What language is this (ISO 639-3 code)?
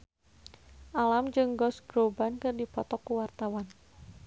sun